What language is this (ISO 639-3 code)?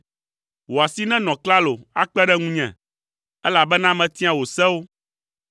ewe